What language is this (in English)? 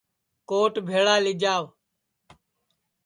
Sansi